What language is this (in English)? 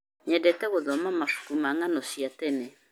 Kikuyu